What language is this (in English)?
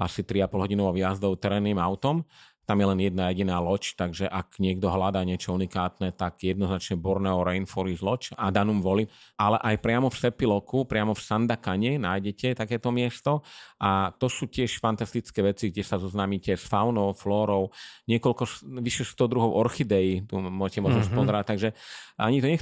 Slovak